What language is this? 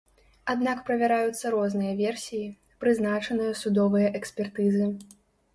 Belarusian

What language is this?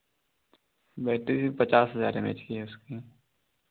Hindi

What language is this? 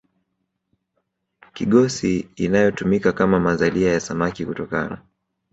Swahili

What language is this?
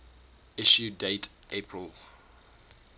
English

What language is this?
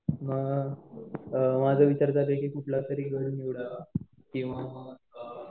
Marathi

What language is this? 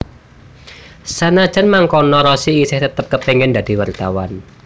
Javanese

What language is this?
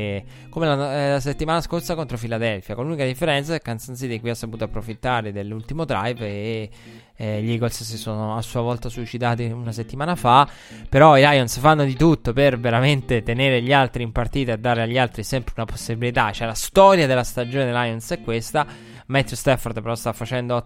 Italian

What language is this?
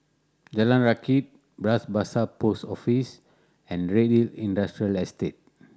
English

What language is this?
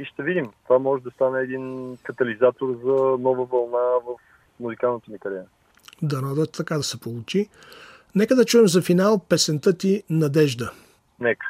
Bulgarian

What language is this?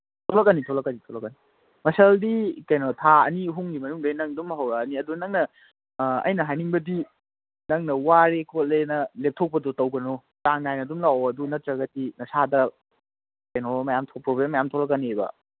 Manipuri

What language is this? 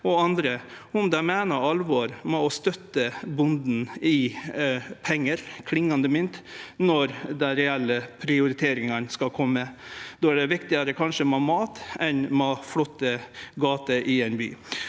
Norwegian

